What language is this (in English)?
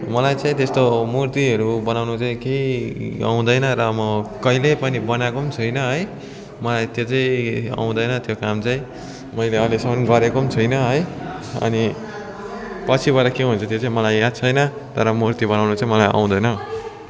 Nepali